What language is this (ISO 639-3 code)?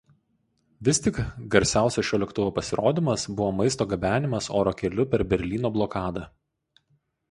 lit